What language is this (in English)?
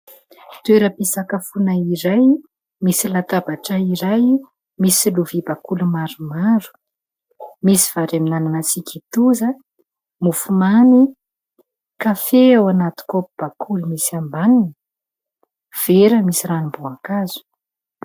Malagasy